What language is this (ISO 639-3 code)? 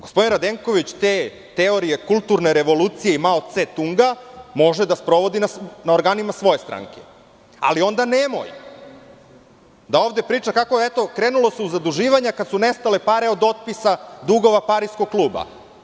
srp